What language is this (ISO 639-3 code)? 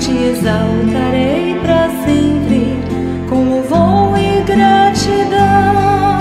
kor